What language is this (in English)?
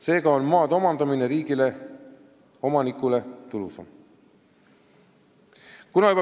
Estonian